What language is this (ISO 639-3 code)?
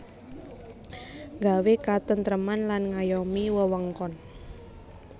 jav